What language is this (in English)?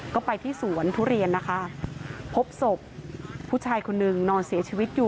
Thai